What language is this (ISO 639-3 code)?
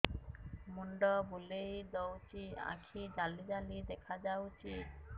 ori